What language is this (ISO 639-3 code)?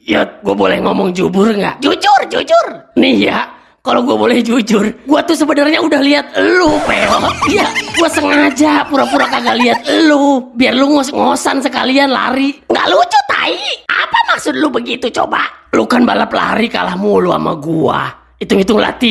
ind